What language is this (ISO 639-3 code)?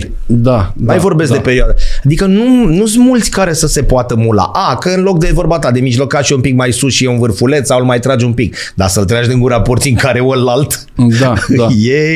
ron